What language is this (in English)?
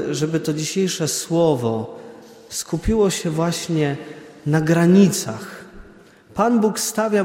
Polish